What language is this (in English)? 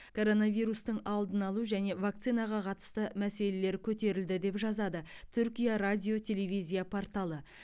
Kazakh